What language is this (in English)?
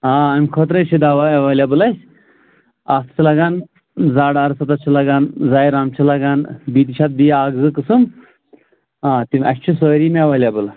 Kashmiri